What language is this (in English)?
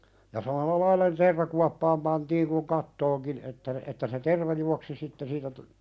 Finnish